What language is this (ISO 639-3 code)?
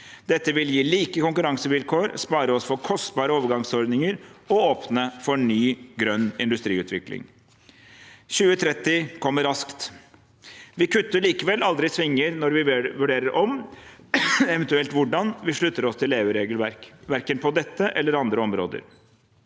nor